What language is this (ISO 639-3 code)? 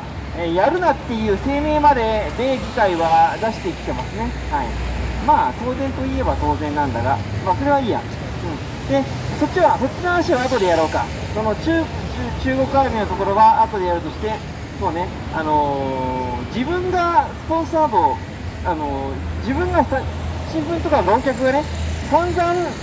jpn